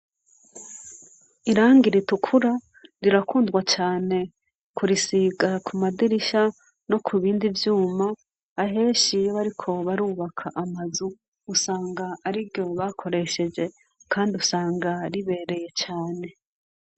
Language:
Rundi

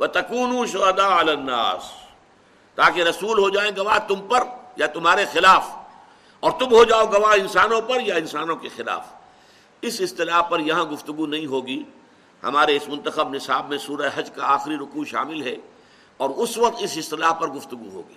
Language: Urdu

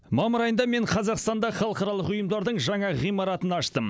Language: Kazakh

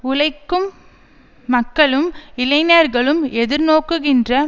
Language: Tamil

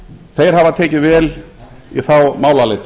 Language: Icelandic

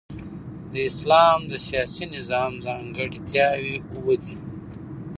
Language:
Pashto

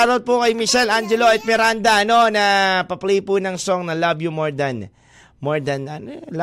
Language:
Filipino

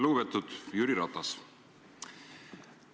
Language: Estonian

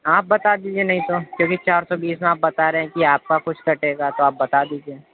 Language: Urdu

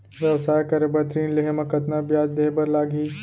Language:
Chhattisgarhi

